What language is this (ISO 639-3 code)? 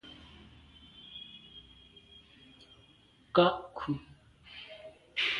byv